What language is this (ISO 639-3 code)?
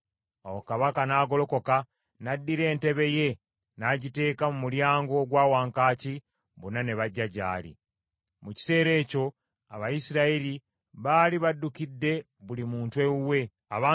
lug